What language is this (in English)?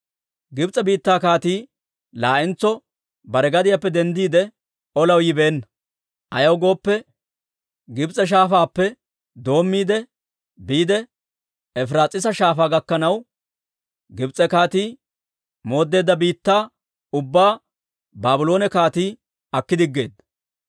Dawro